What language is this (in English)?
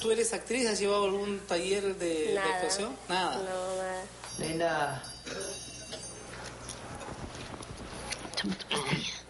Spanish